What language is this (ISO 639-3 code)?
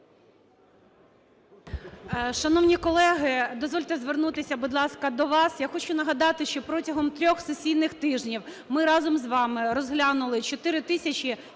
ukr